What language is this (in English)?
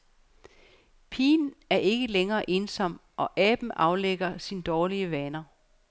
Danish